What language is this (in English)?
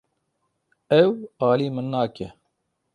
Kurdish